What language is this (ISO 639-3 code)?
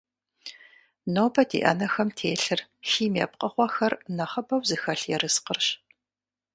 kbd